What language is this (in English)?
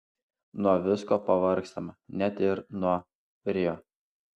Lithuanian